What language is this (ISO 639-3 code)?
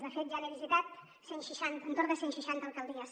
cat